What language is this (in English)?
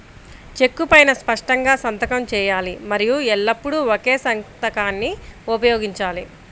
Telugu